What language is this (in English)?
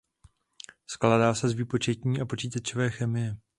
Czech